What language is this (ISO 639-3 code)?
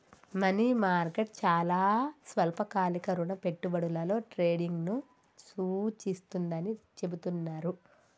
tel